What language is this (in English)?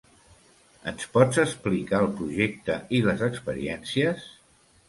Catalan